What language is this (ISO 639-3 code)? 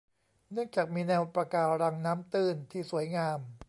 tha